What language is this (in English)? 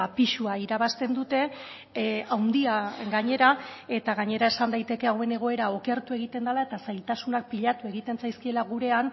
Basque